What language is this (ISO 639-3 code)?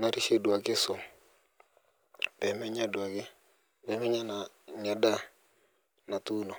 mas